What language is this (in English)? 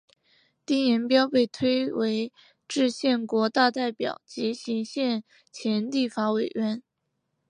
Chinese